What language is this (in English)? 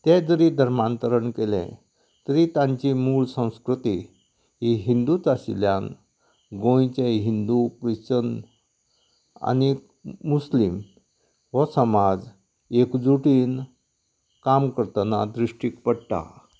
Konkani